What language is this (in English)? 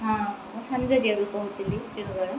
Odia